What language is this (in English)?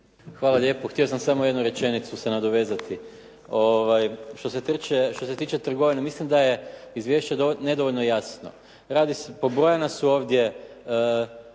Croatian